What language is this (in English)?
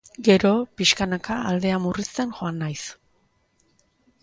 Basque